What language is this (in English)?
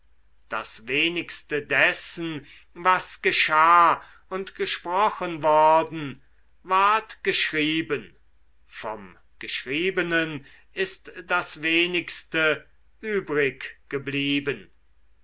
German